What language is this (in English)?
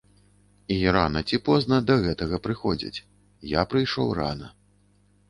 Belarusian